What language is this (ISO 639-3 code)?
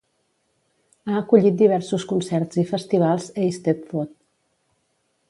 cat